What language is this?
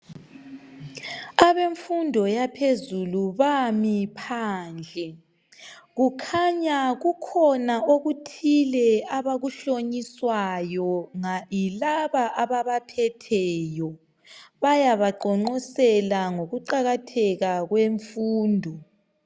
North Ndebele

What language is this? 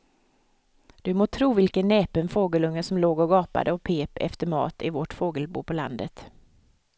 Swedish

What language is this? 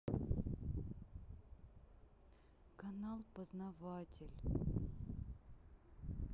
Russian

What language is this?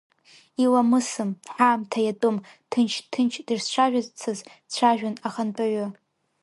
Abkhazian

